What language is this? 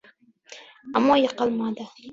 Uzbek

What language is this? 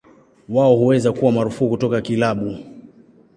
Swahili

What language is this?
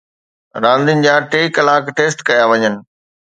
Sindhi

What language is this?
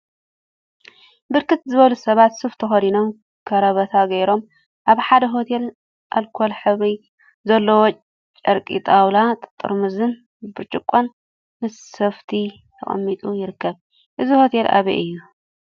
Tigrinya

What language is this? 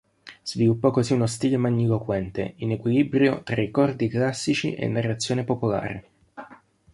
Italian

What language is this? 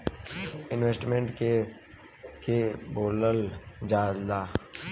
Bhojpuri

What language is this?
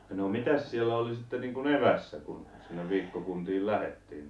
Finnish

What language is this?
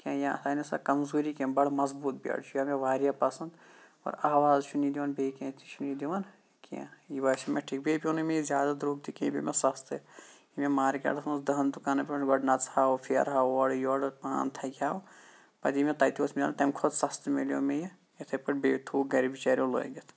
Kashmiri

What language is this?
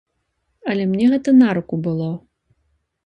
Belarusian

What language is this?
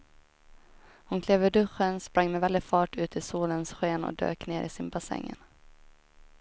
Swedish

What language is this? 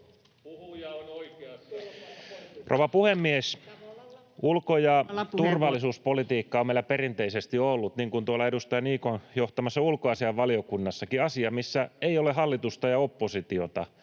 Finnish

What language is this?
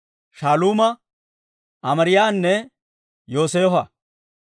Dawro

